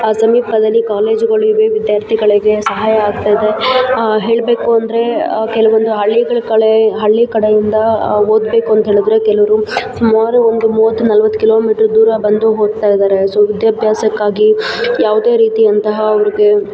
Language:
Kannada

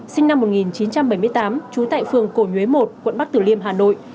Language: Vietnamese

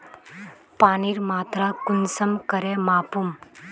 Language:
Magahi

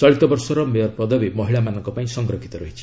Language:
Odia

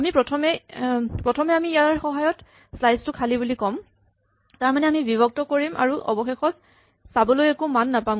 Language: Assamese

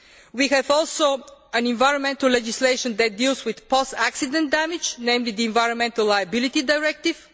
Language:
English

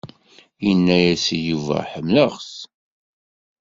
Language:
Kabyle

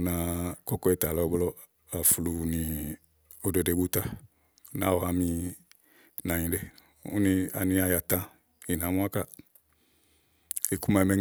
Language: Igo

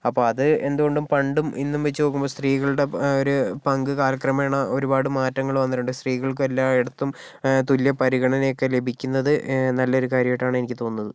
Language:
Malayalam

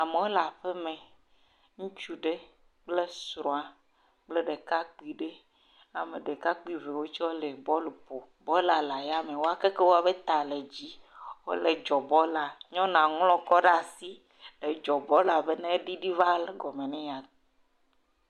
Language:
Ewe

